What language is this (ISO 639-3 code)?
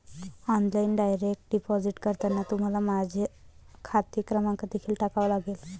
mar